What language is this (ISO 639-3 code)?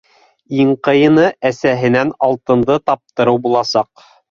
bak